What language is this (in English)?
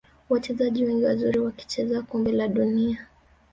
Swahili